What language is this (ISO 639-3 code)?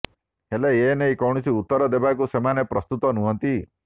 ori